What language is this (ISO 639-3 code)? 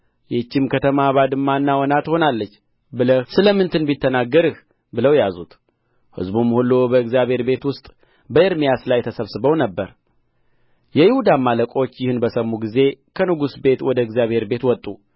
amh